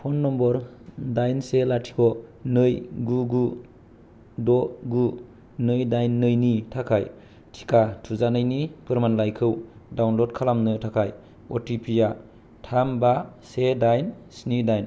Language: Bodo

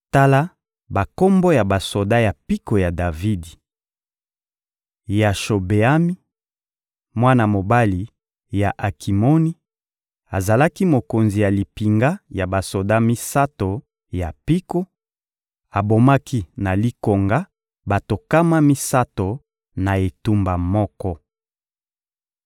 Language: Lingala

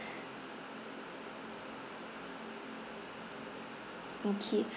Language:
English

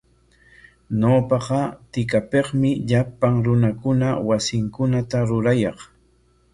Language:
Corongo Ancash Quechua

